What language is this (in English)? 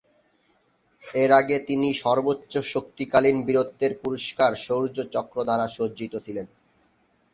Bangla